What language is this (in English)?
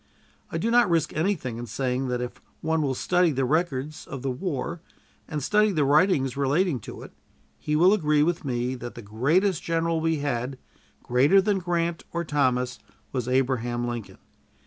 English